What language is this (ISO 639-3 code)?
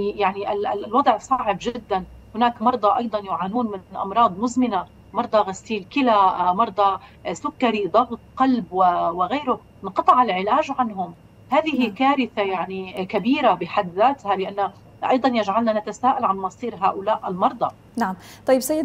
ara